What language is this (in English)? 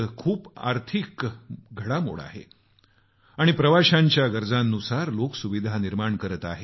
Marathi